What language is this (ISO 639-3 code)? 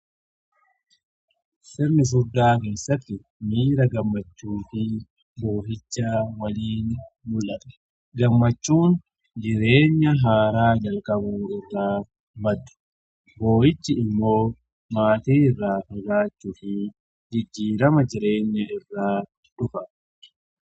orm